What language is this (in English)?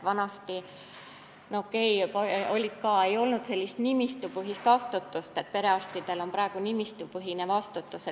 Estonian